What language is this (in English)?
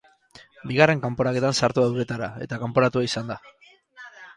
Basque